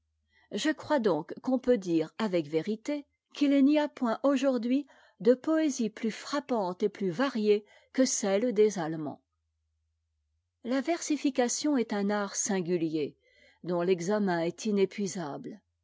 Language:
French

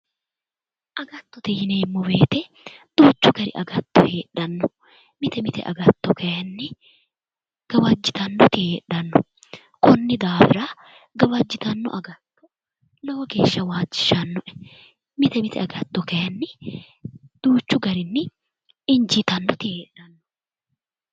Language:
Sidamo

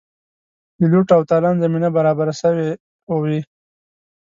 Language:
Pashto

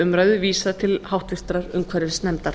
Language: Icelandic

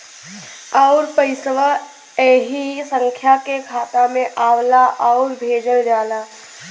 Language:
Bhojpuri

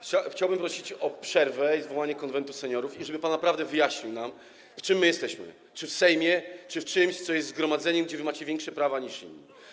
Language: Polish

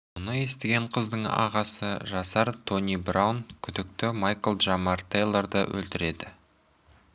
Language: Kazakh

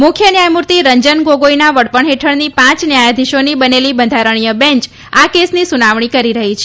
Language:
Gujarati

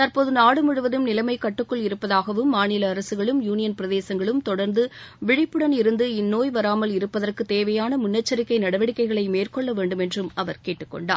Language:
Tamil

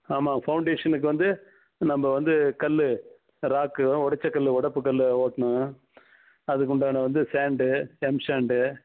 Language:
Tamil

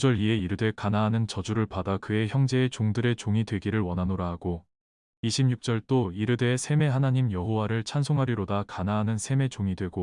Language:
Korean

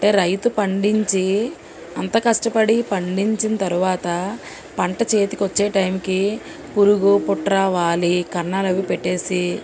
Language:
Telugu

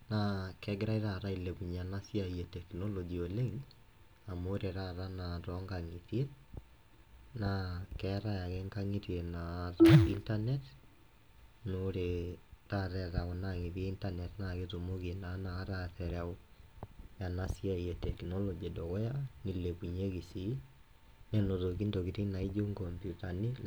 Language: Masai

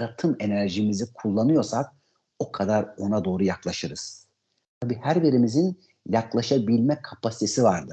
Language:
Turkish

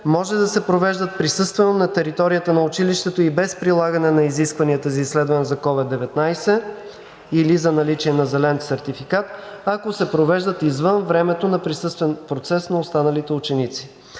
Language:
Bulgarian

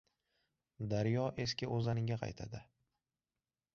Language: Uzbek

